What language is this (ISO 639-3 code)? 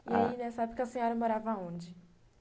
por